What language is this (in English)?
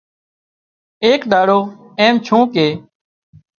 Wadiyara Koli